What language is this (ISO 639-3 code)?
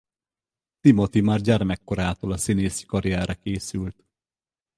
hun